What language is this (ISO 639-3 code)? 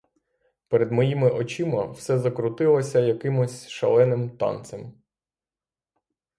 ukr